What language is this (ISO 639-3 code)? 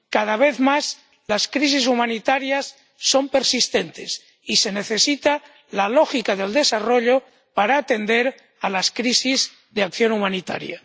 spa